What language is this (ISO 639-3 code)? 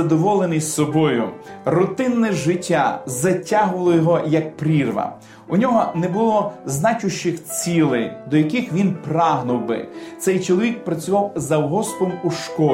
ukr